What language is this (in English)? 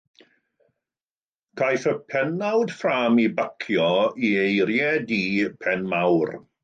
Welsh